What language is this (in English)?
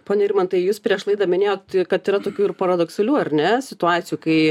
Lithuanian